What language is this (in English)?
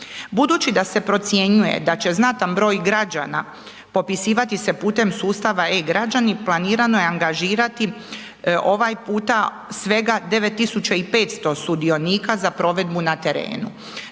Croatian